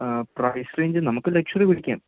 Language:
Malayalam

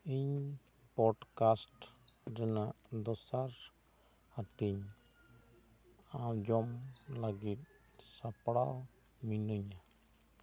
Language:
Santali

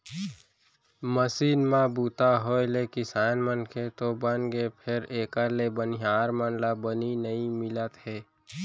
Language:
Chhattisgarhi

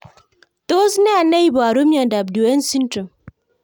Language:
Kalenjin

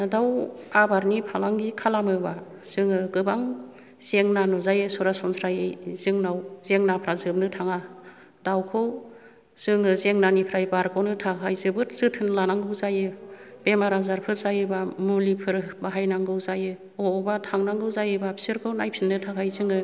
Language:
Bodo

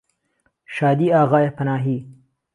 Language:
Central Kurdish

